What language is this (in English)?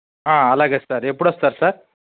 Telugu